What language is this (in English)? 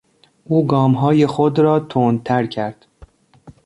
Persian